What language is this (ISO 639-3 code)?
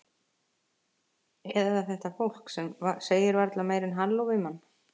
isl